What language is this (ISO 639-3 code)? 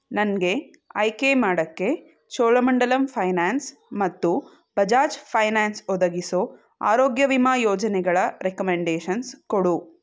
kan